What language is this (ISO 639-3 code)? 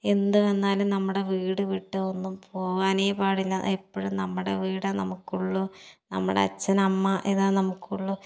mal